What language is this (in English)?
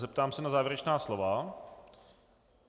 Czech